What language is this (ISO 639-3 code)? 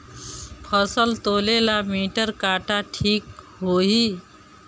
bho